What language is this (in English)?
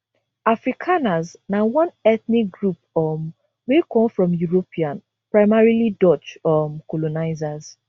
Nigerian Pidgin